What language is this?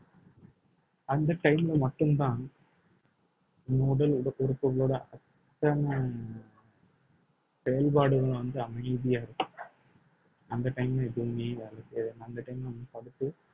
Tamil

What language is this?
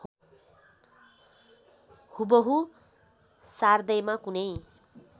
Nepali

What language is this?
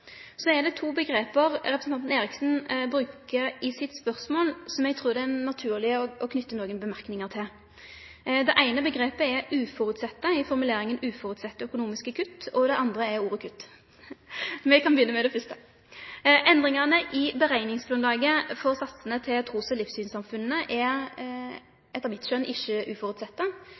Norwegian Nynorsk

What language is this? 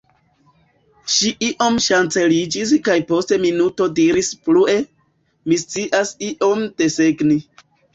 Esperanto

